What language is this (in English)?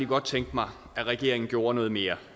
Danish